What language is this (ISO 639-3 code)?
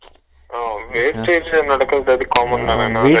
tam